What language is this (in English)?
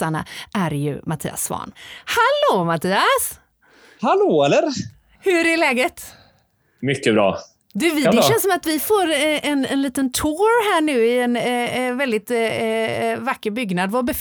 Swedish